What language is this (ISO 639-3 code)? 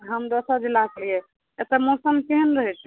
mai